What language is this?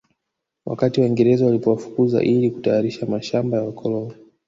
Swahili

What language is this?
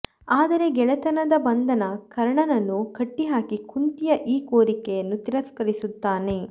Kannada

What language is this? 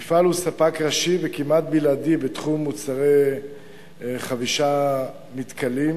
Hebrew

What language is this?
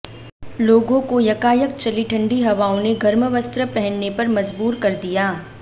Hindi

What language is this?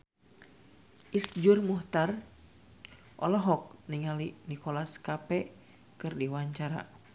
Sundanese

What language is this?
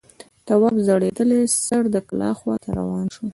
Pashto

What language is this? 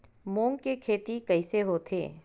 Chhattisgarhi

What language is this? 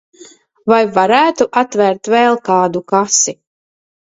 Latvian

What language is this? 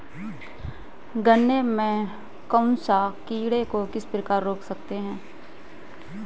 Hindi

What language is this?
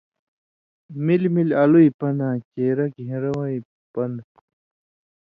Indus Kohistani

